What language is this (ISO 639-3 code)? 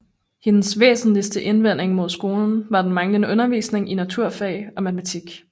dan